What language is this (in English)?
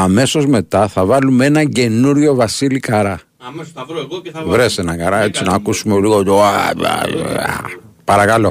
Greek